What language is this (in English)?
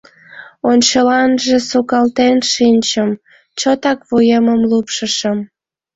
Mari